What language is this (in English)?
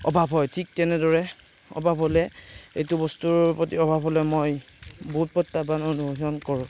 Assamese